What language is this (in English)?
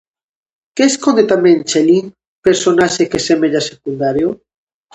Galician